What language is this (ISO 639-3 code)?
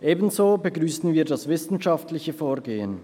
gsw